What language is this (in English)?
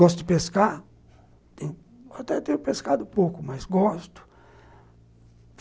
Portuguese